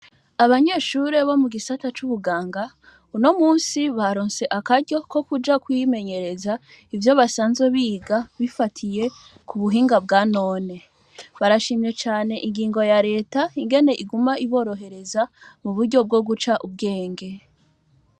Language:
Rundi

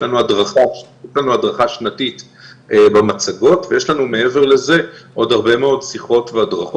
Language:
Hebrew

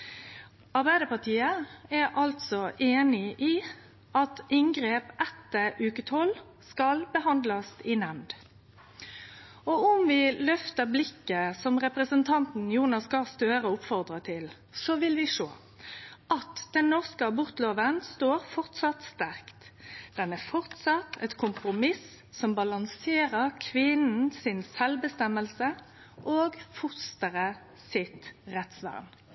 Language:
Norwegian Nynorsk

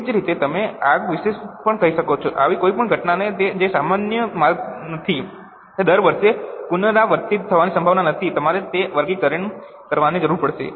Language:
Gujarati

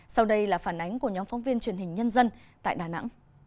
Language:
Vietnamese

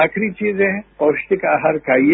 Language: Hindi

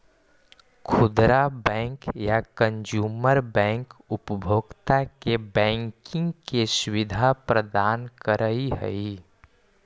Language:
Magahi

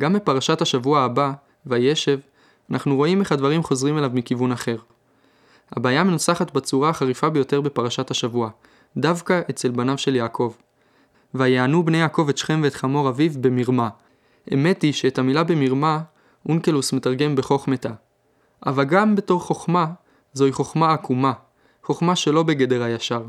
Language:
Hebrew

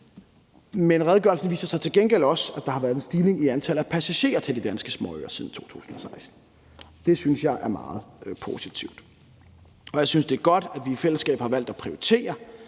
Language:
Danish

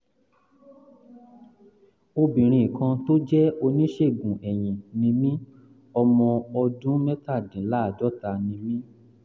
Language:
Yoruba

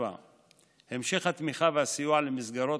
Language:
Hebrew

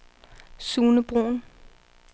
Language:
Danish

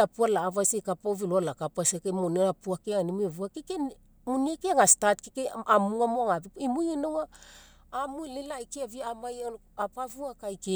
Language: Mekeo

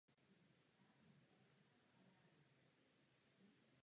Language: Czech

